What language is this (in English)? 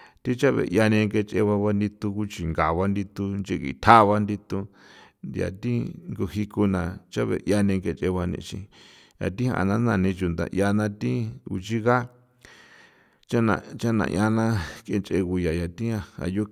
San Felipe Otlaltepec Popoloca